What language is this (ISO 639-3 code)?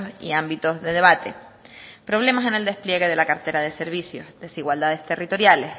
spa